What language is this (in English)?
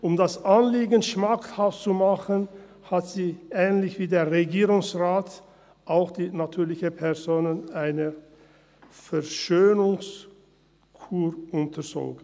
Swiss German